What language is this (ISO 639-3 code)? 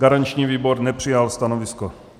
ces